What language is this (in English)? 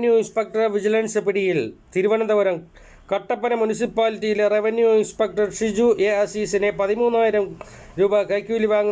Malayalam